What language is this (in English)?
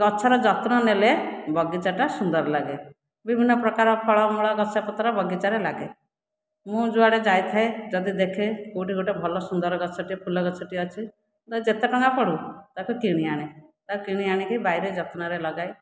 Odia